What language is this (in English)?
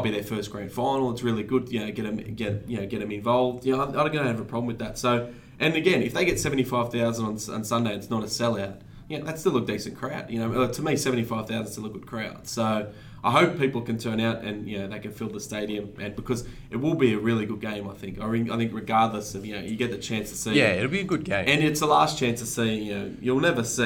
English